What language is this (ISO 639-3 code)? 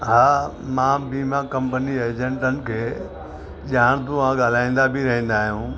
snd